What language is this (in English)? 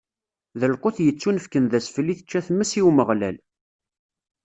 Kabyle